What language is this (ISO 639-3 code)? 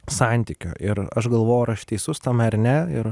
lit